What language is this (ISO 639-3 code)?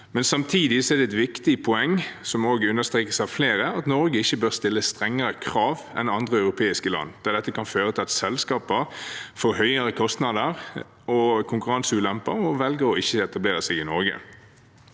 nor